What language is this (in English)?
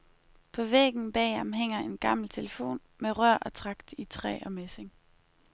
Danish